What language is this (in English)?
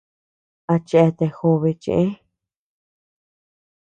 Tepeuxila Cuicatec